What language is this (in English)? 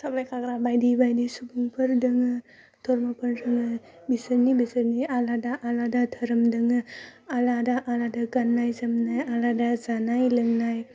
Bodo